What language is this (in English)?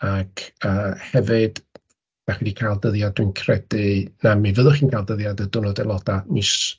Welsh